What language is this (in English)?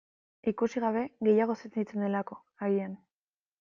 Basque